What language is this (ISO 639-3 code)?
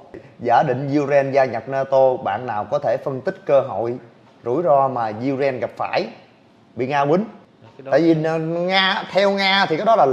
vie